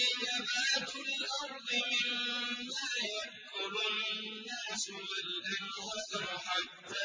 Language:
Arabic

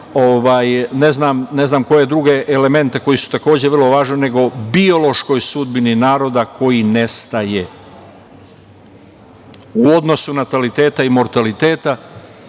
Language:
Serbian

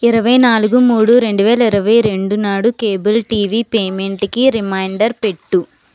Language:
Telugu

